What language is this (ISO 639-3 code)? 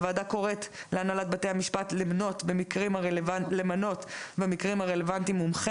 heb